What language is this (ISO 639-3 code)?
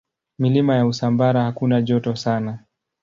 swa